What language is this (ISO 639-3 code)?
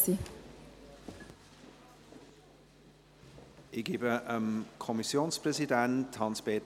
gsw